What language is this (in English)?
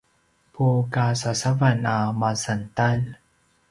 Paiwan